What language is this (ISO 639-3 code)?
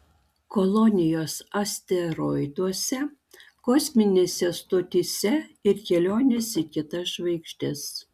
lit